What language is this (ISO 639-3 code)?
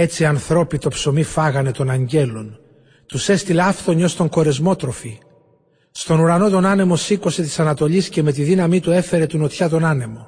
ell